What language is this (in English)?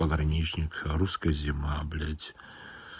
Russian